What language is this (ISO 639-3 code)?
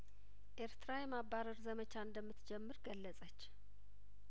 amh